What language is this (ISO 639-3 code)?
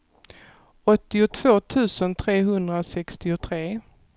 swe